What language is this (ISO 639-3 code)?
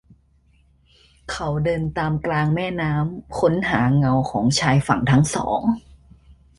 tha